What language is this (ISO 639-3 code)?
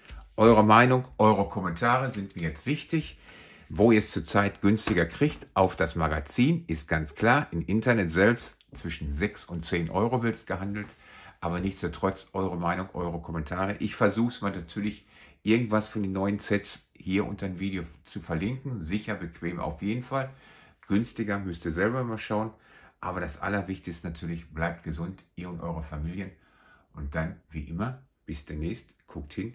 deu